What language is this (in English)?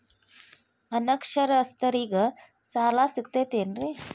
Kannada